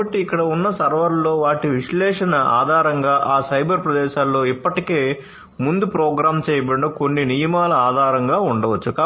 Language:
Telugu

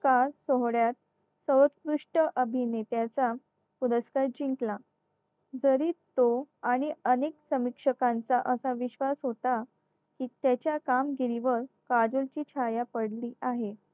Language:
Marathi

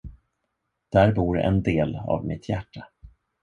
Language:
Swedish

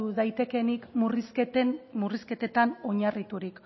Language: Basque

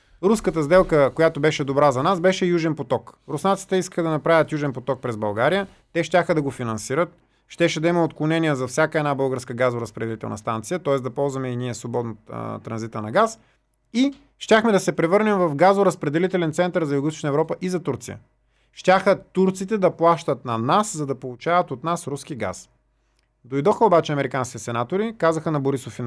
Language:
Bulgarian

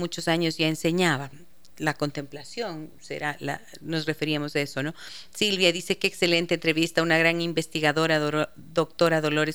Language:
Spanish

